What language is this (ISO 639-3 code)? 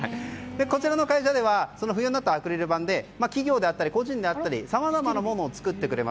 jpn